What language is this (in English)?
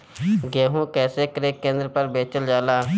Bhojpuri